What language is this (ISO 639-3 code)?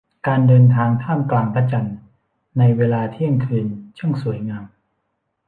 tha